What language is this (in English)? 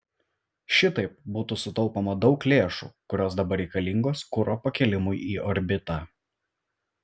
Lithuanian